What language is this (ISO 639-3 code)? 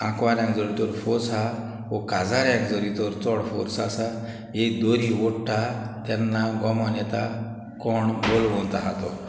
kok